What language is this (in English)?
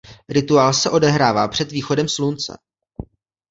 Czech